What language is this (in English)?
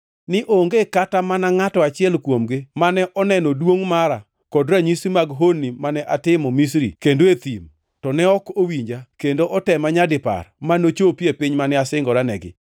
Luo (Kenya and Tanzania)